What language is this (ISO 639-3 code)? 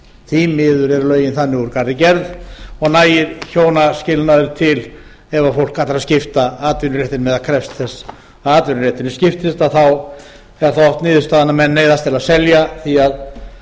isl